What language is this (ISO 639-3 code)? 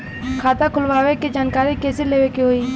bho